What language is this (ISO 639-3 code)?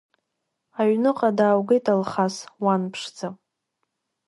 abk